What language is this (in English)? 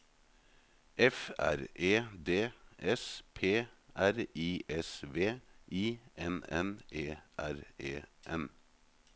Norwegian